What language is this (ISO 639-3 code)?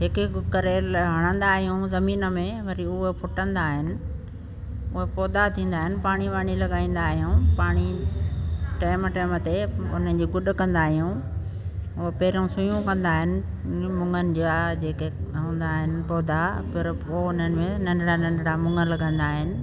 snd